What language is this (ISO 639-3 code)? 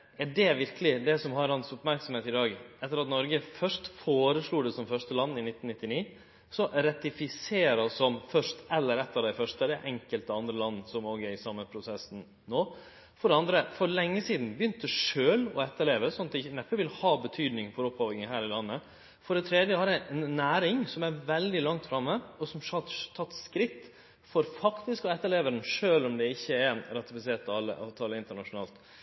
nno